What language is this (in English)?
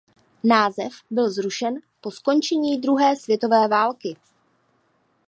Czech